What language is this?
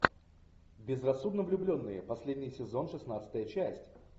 Russian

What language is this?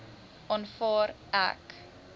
Afrikaans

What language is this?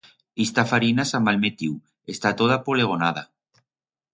Aragonese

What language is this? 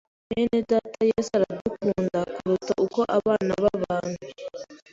Kinyarwanda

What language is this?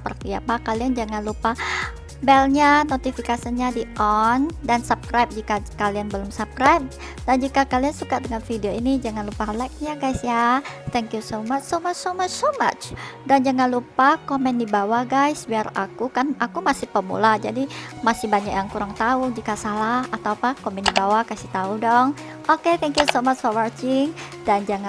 Indonesian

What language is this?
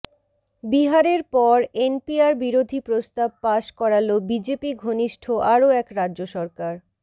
Bangla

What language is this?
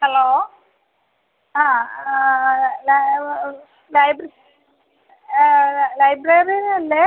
Malayalam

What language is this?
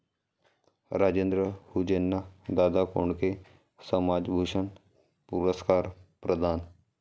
Marathi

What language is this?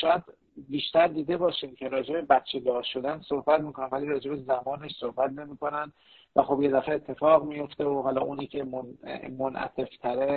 Persian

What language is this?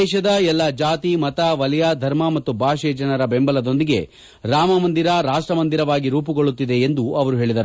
Kannada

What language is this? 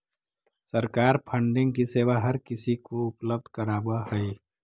Magahi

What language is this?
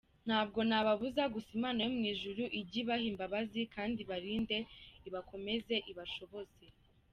Kinyarwanda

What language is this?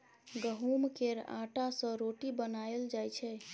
Maithili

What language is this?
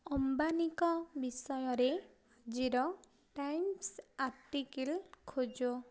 Odia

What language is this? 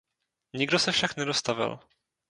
Czech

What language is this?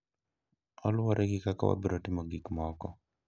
Luo (Kenya and Tanzania)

